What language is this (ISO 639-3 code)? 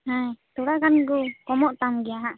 sat